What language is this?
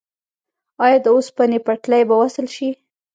Pashto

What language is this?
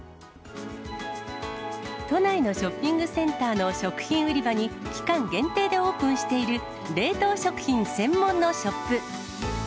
Japanese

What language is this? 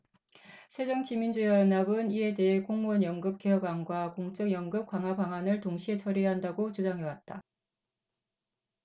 Korean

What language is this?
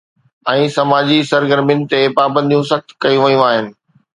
Sindhi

